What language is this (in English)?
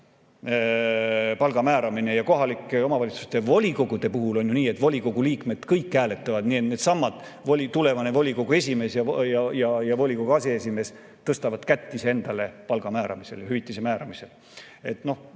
Estonian